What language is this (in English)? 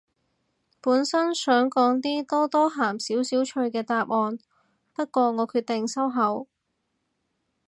Cantonese